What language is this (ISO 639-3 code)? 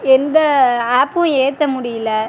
tam